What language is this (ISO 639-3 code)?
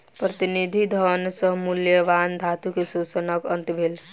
mai